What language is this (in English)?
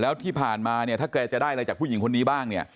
Thai